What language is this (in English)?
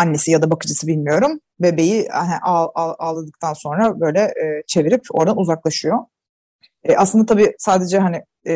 Turkish